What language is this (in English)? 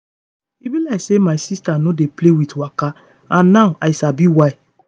Nigerian Pidgin